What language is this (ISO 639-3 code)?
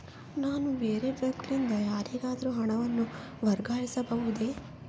kan